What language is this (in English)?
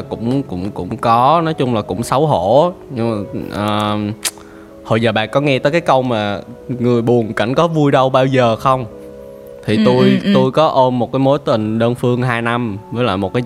Vietnamese